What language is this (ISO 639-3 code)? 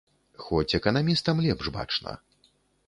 bel